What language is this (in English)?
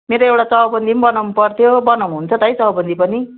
Nepali